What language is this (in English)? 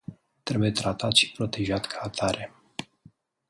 Romanian